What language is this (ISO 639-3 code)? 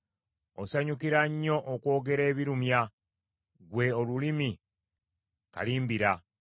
lug